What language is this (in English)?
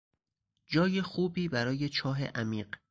Persian